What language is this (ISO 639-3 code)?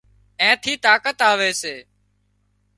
kxp